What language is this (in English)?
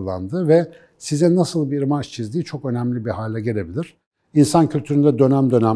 Turkish